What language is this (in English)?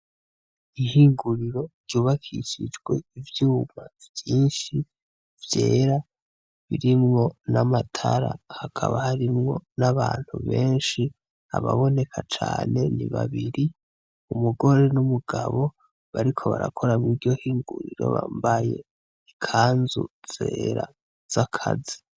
Rundi